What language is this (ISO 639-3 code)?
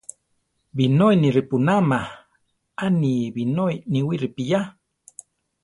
tar